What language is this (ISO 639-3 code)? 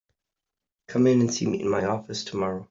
eng